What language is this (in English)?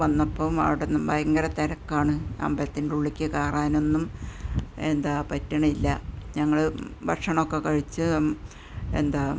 Malayalam